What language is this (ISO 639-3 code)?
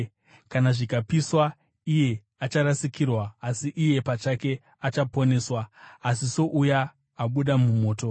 sna